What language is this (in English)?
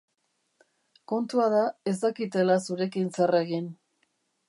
Basque